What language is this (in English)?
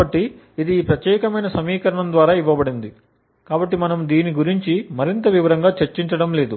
Telugu